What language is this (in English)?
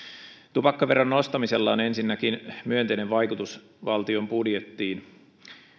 Finnish